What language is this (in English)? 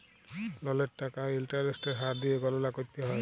Bangla